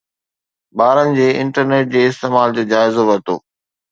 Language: Sindhi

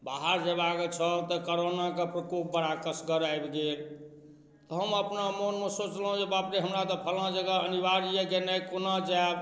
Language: Maithili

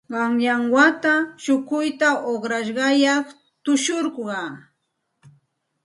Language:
Santa Ana de Tusi Pasco Quechua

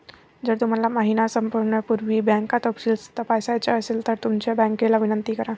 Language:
Marathi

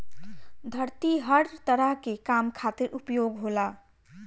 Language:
Bhojpuri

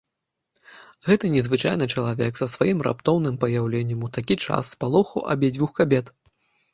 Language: Belarusian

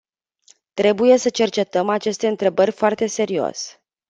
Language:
Romanian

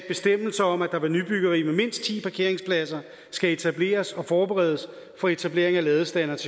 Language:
Danish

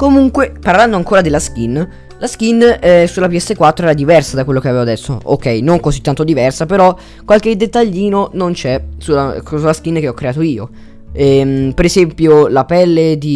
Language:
Italian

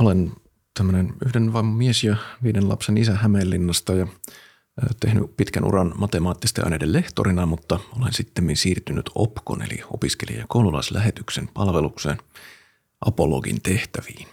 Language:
Finnish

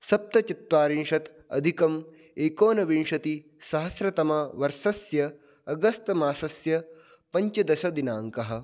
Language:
Sanskrit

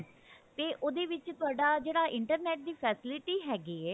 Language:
Punjabi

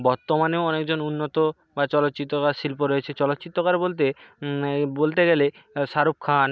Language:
Bangla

